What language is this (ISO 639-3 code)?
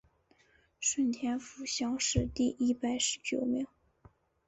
zho